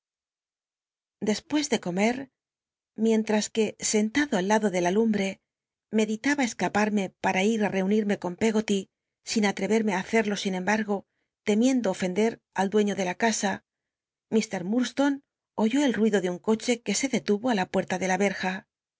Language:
Spanish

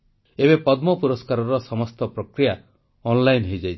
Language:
Odia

